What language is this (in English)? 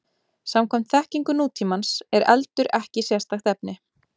Icelandic